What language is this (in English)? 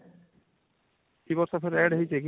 Odia